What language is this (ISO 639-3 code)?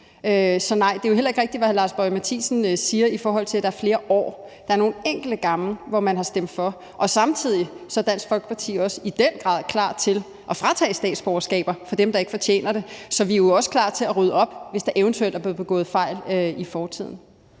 dan